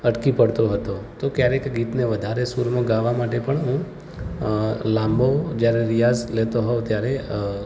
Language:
Gujarati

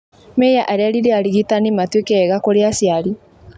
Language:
Kikuyu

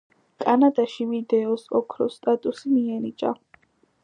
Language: Georgian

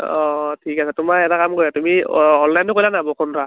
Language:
Assamese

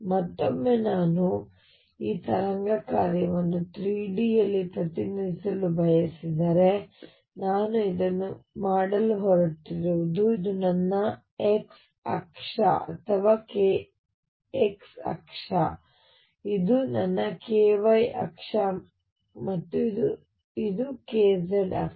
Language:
Kannada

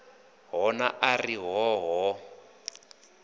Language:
Venda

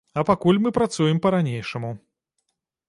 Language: Belarusian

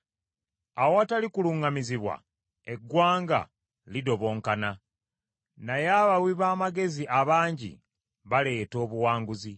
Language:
Ganda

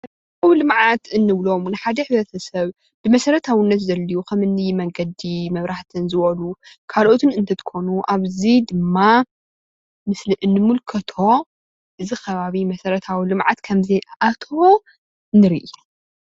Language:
Tigrinya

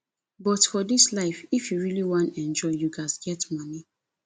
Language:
Nigerian Pidgin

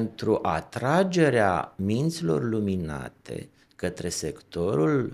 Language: Romanian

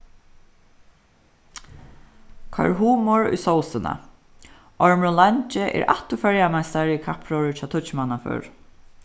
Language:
Faroese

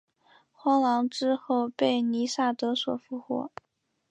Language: Chinese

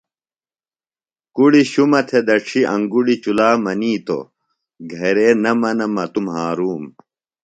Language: Phalura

